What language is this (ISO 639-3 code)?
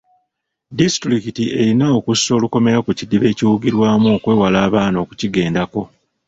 lug